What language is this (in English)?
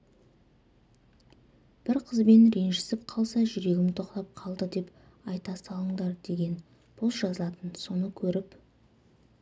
Kazakh